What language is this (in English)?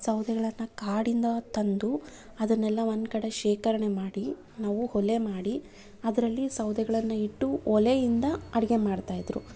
Kannada